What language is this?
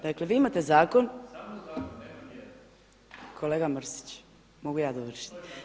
Croatian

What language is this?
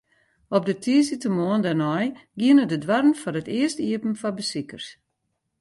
Western Frisian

